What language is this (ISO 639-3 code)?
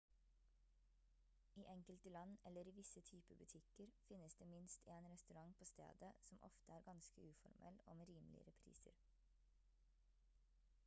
nob